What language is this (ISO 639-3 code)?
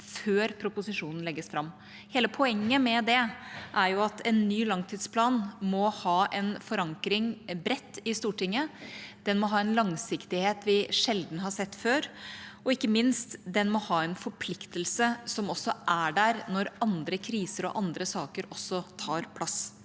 nor